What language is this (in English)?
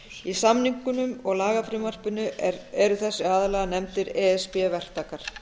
Icelandic